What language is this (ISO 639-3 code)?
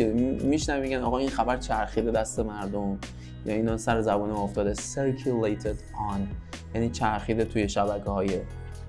fas